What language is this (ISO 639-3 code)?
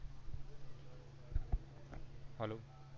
guj